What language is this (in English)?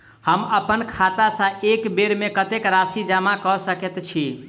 Maithili